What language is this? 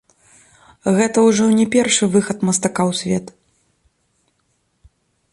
Belarusian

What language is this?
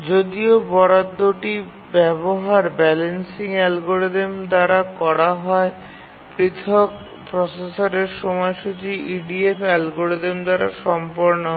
Bangla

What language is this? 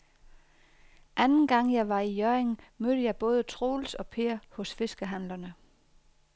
Danish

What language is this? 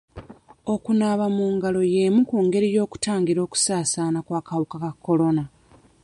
Ganda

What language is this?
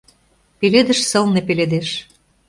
Mari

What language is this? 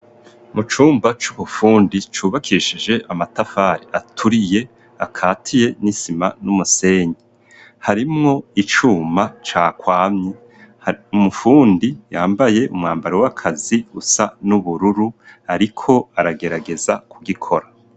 Rundi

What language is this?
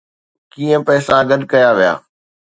Sindhi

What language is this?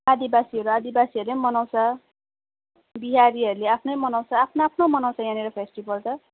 Nepali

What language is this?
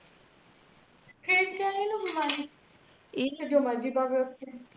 Punjabi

